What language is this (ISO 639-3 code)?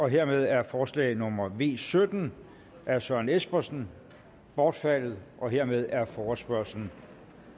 dan